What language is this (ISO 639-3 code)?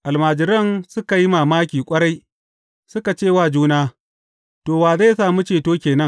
hau